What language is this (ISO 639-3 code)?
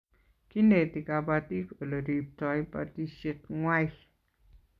kln